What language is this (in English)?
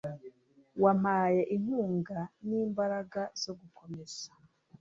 Kinyarwanda